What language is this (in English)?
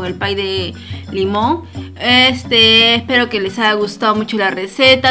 Spanish